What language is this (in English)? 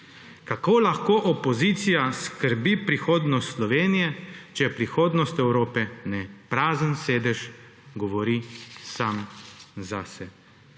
Slovenian